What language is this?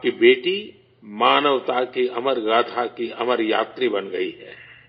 Urdu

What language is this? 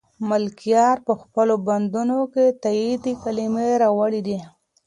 Pashto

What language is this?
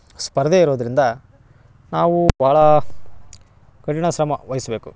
Kannada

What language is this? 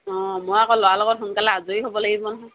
Assamese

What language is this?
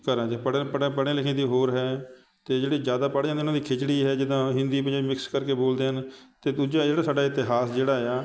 Punjabi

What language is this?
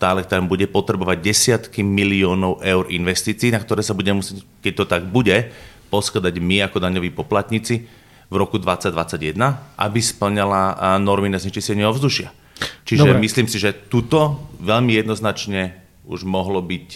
Slovak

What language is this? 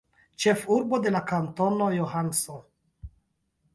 Esperanto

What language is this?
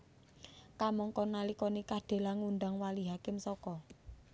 Javanese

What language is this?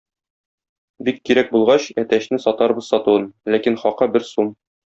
Tatar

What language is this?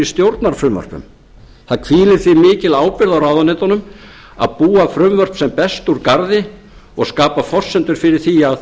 Icelandic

